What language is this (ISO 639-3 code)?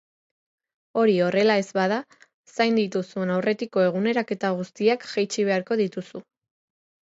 eus